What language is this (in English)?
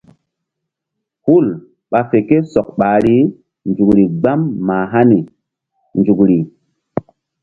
Mbum